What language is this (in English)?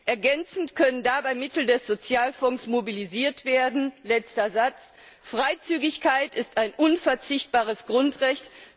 German